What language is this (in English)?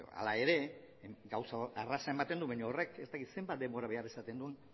Basque